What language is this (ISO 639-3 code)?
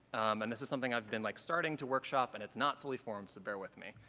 eng